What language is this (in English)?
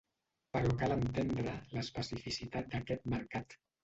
Catalan